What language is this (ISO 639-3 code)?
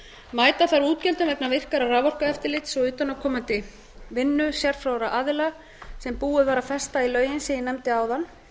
isl